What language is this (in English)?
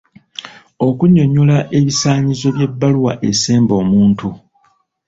Ganda